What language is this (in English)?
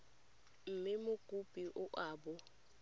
Tswana